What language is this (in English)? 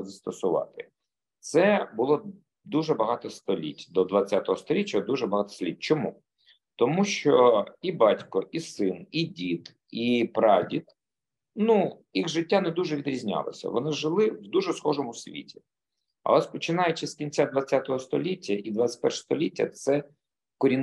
Ukrainian